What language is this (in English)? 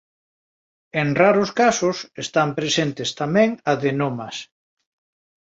Galician